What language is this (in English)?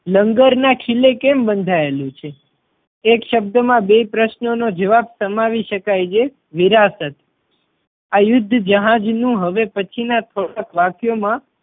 Gujarati